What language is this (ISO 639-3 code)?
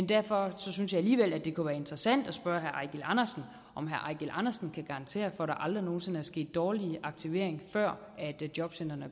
dan